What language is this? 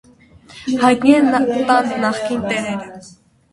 Armenian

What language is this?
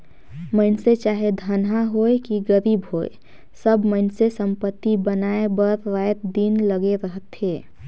Chhattisgarhi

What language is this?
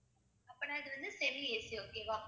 Tamil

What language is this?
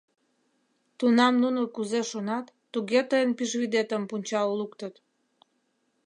Mari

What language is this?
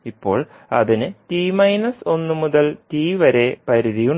Malayalam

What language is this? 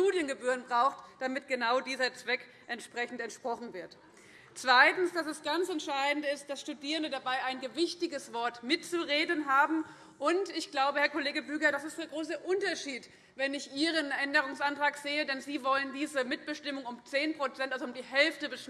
German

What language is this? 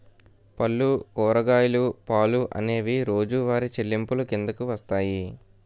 Telugu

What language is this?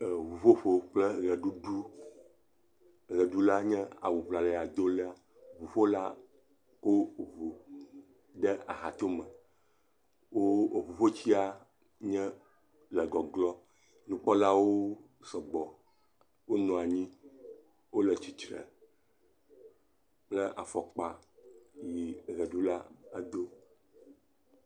Ewe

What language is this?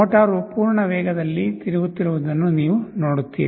Kannada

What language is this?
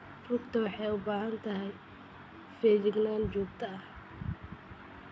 Somali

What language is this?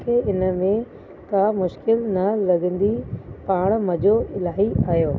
Sindhi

